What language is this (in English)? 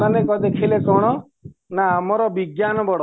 Odia